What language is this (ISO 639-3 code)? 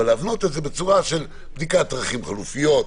heb